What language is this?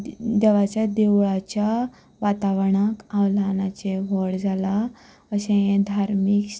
Konkani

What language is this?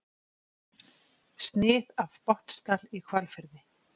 Icelandic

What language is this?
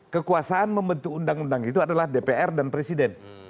Indonesian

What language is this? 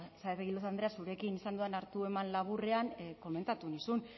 Basque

